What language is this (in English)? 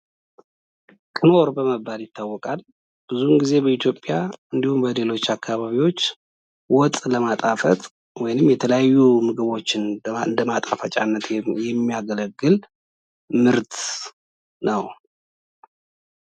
Amharic